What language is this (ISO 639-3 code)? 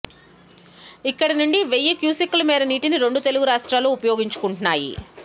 tel